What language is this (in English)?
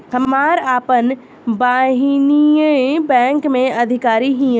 Bhojpuri